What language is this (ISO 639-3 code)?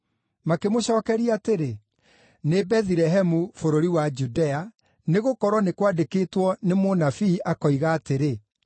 kik